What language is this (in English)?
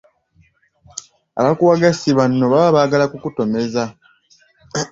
Ganda